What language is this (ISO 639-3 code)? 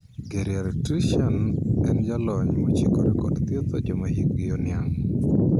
luo